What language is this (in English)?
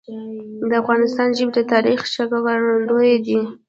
Pashto